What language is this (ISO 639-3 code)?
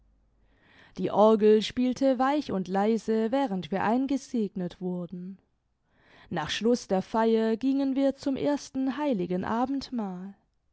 deu